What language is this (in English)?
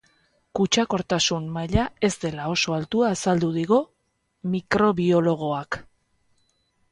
Basque